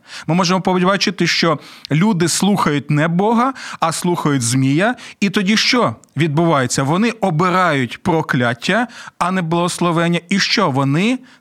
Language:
Ukrainian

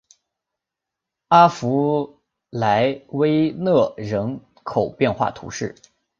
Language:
Chinese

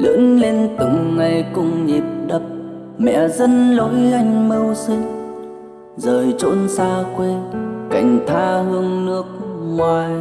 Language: Vietnamese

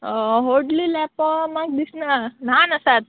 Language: Konkani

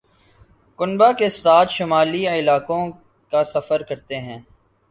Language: Urdu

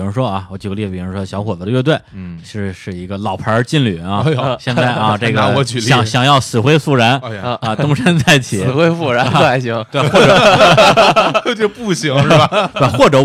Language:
Chinese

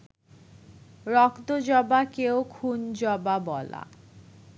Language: Bangla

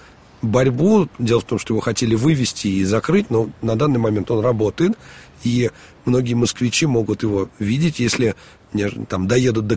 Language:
Russian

